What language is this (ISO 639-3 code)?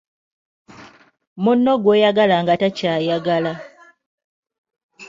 lug